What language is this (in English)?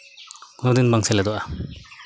Santali